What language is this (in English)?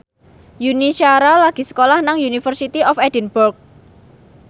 Javanese